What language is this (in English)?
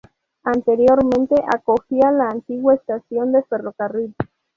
Spanish